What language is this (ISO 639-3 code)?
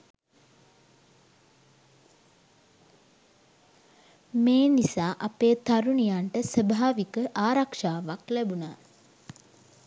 sin